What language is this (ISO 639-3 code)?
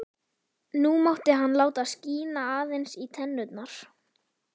isl